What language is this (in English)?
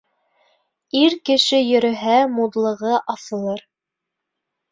Bashkir